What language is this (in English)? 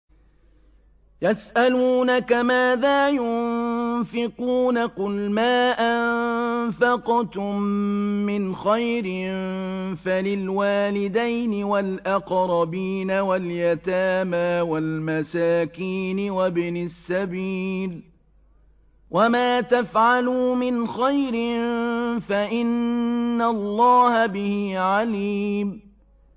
Arabic